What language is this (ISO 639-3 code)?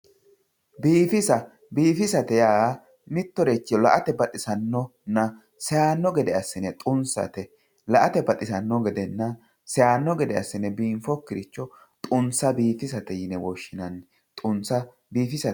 sid